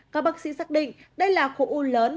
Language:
Vietnamese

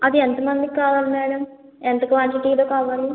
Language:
Telugu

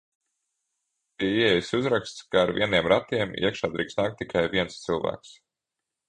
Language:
Latvian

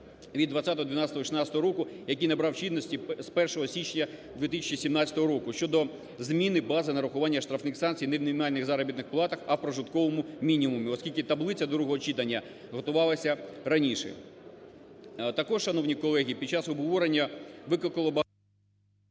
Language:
Ukrainian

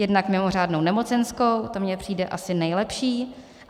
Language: Czech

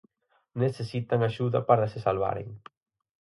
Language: Galician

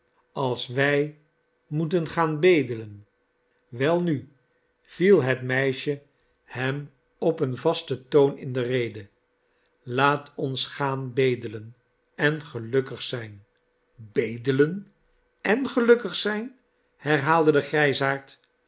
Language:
Dutch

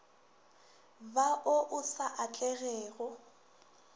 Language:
Northern Sotho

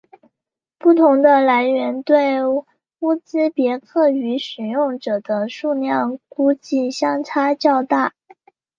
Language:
Chinese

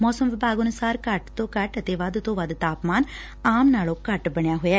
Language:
Punjabi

